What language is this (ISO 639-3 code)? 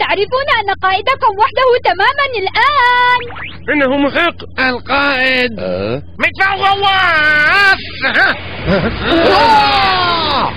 ara